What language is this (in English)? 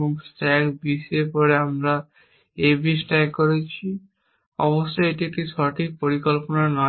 Bangla